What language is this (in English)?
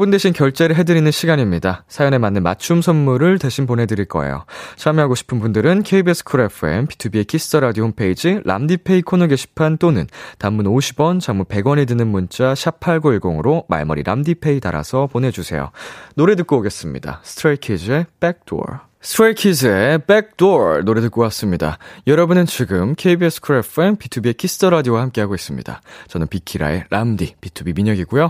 Korean